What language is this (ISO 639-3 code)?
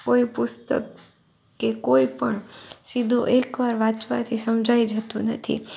guj